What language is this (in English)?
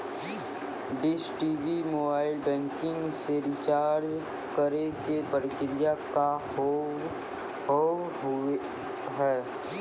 Maithili